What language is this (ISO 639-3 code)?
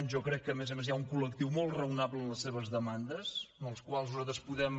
cat